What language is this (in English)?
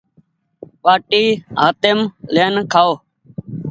Goaria